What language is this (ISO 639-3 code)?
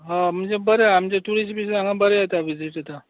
kok